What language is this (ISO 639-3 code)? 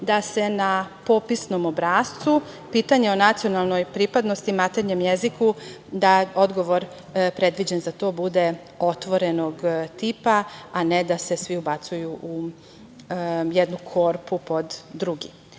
srp